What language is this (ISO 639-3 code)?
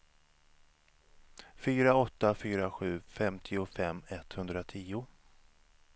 swe